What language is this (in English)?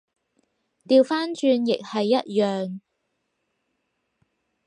Cantonese